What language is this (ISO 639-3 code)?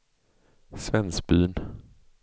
swe